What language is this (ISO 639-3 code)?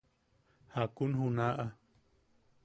yaq